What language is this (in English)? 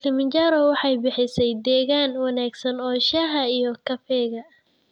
Somali